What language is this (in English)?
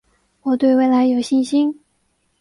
Chinese